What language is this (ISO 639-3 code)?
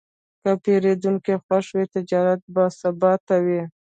pus